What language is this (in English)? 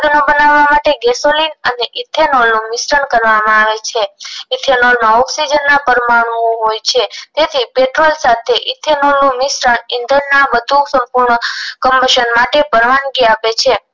Gujarati